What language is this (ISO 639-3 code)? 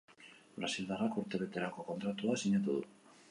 eus